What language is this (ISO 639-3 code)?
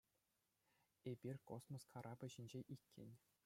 chv